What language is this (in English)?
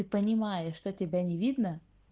Russian